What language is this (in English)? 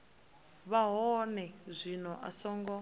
Venda